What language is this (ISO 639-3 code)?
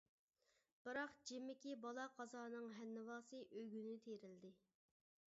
uig